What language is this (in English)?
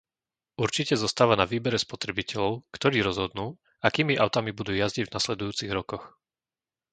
Slovak